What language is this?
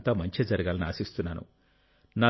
Telugu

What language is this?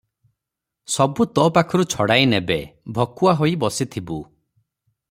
Odia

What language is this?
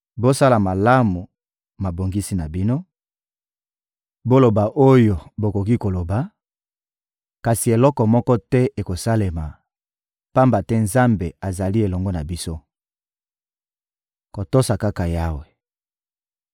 Lingala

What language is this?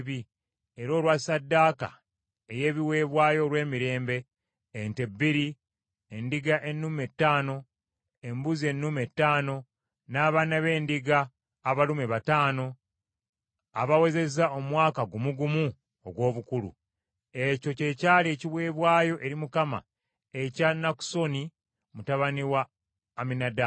Ganda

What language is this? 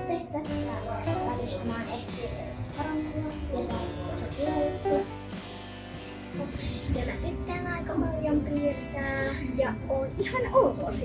Finnish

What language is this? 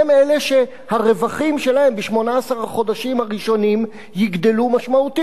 Hebrew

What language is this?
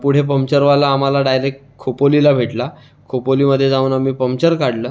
Marathi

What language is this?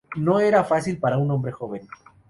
Spanish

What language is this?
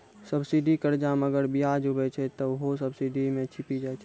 Maithili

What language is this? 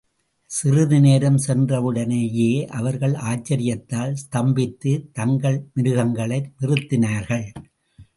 Tamil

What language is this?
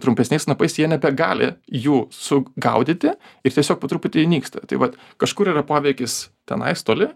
Lithuanian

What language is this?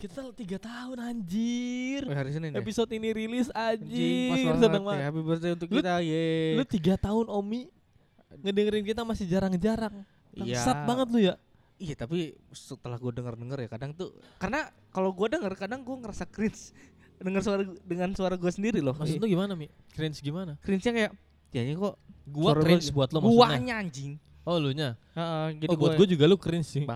Indonesian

